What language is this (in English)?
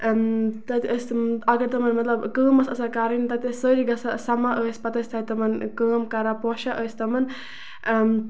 Kashmiri